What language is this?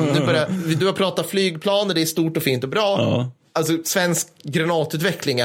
Swedish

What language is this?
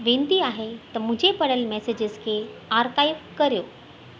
Sindhi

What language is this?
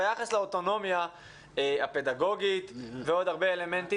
Hebrew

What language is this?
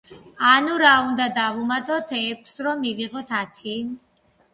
Georgian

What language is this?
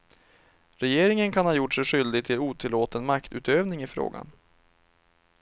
Swedish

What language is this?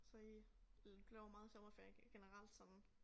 Danish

